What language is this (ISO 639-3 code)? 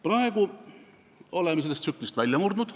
est